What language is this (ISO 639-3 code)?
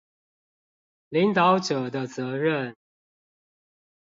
zho